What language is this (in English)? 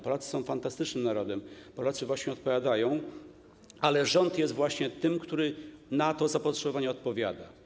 Polish